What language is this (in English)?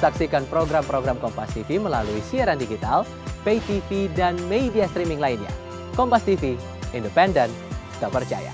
Indonesian